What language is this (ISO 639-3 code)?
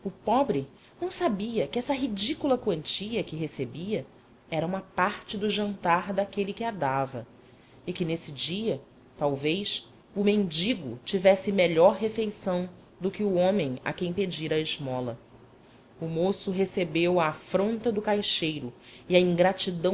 por